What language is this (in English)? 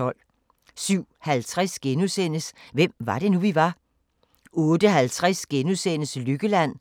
Danish